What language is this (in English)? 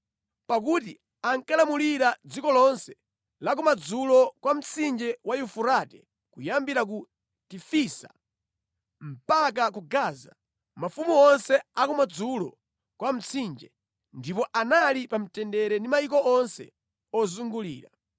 Nyanja